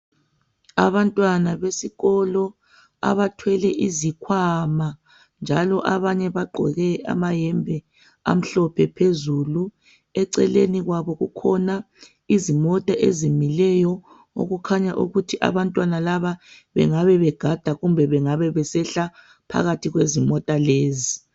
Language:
North Ndebele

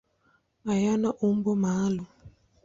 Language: Swahili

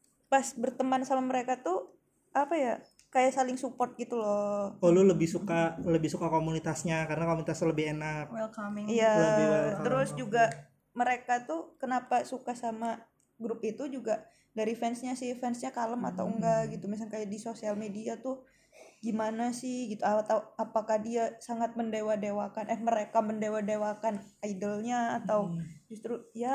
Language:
Indonesian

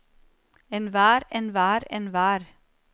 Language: Norwegian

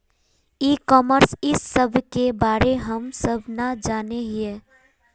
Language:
Magahi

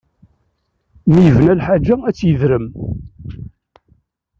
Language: Kabyle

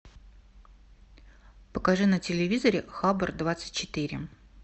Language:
Russian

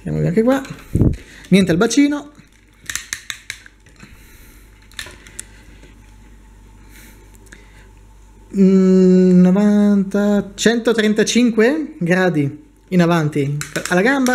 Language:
Italian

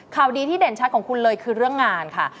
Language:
Thai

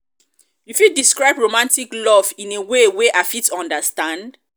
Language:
Nigerian Pidgin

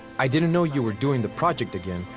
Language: English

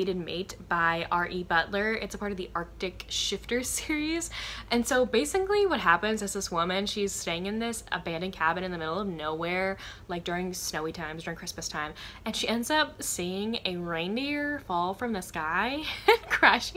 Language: English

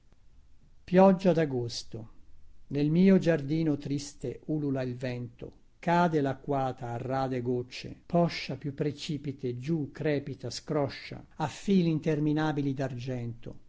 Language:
Italian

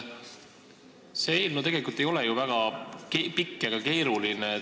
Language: Estonian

